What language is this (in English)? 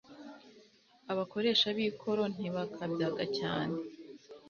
Kinyarwanda